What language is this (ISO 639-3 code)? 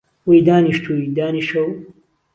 ckb